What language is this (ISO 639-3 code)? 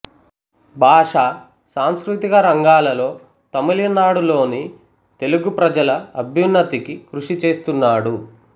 tel